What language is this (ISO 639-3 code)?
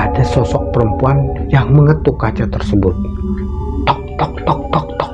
ind